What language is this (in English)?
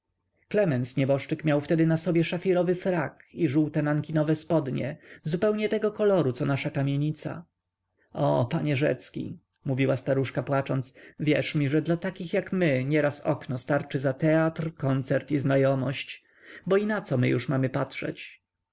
Polish